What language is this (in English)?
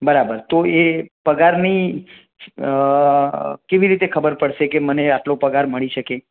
Gujarati